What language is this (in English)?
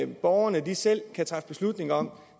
Danish